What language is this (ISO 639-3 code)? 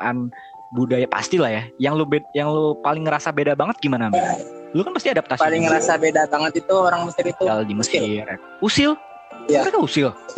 ind